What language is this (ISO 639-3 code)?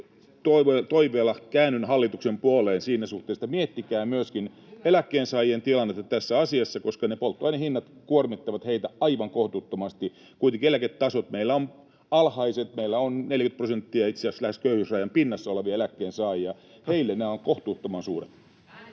fin